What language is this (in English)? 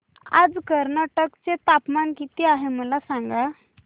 Marathi